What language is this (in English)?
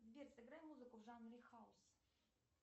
Russian